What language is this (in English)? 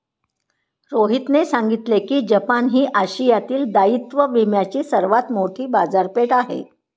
Marathi